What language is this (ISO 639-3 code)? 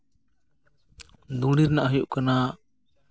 sat